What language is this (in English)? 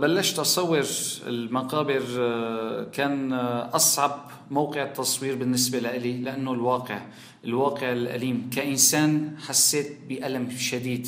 Arabic